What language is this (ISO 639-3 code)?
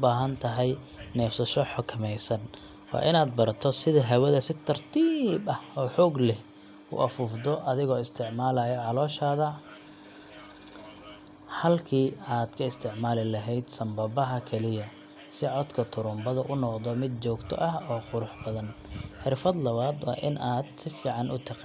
som